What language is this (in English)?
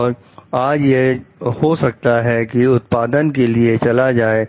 Hindi